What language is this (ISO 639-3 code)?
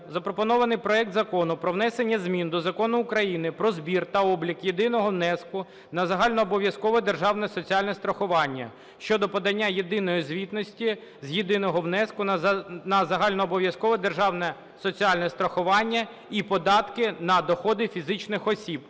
ukr